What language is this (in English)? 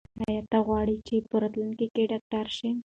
Pashto